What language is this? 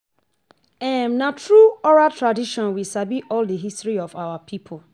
Nigerian Pidgin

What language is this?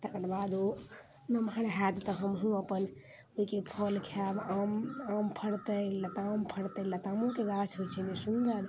Maithili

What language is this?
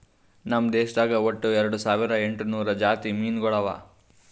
Kannada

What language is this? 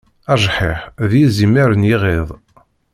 Kabyle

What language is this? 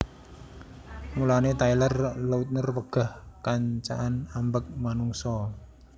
Javanese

